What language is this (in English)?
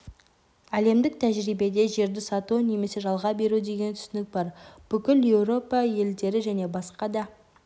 Kazakh